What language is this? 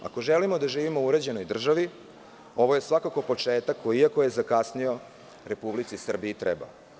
Serbian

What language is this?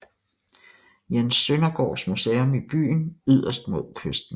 Danish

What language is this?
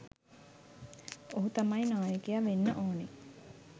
Sinhala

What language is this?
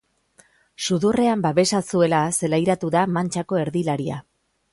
Basque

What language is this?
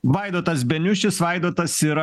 Lithuanian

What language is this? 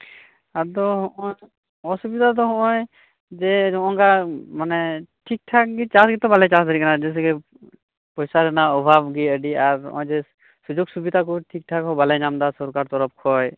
Santali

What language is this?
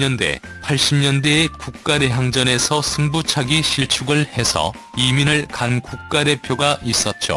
Korean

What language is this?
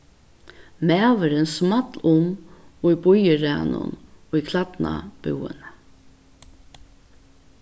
Faroese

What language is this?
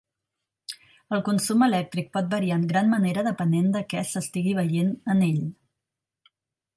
Catalan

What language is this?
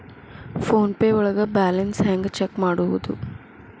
Kannada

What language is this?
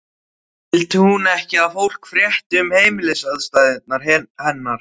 Icelandic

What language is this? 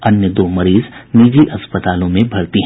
Hindi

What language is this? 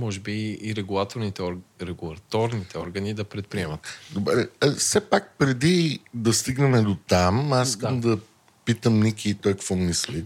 Bulgarian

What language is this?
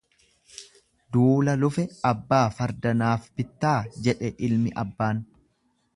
Oromo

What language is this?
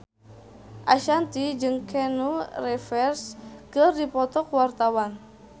Sundanese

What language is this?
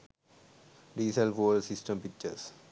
Sinhala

